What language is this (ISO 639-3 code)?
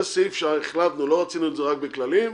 heb